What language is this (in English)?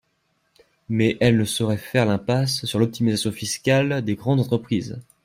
French